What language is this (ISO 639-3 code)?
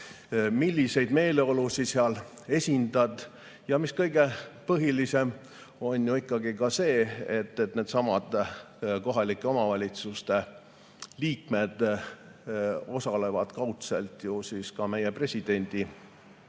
est